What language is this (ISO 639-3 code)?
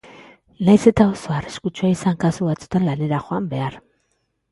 eus